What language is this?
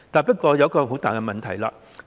Cantonese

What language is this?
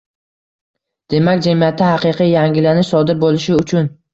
Uzbek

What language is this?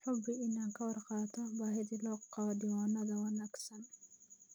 Somali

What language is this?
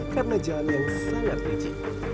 Indonesian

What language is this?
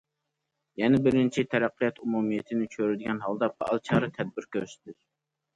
Uyghur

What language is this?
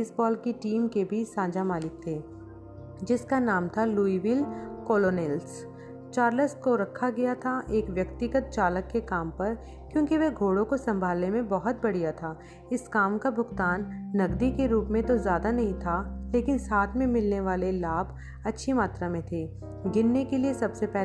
Hindi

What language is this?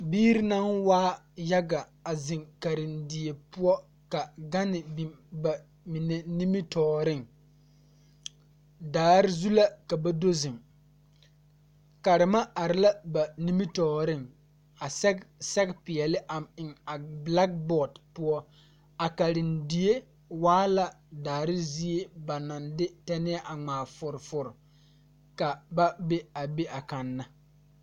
Southern Dagaare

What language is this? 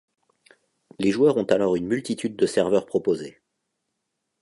French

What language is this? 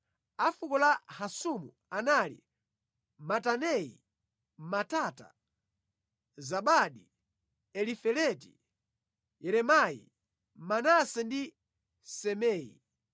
Nyanja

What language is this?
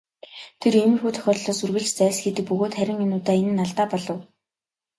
Mongolian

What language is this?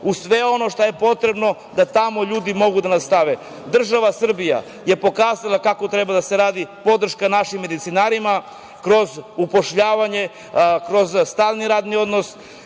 Serbian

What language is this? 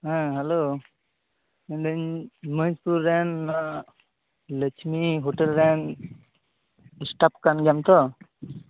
Santali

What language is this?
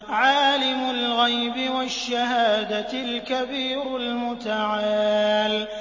Arabic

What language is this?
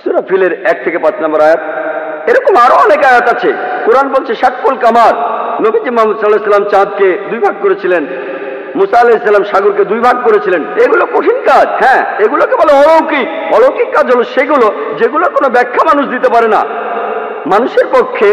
Indonesian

